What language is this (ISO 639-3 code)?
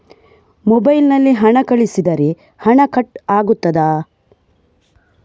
kan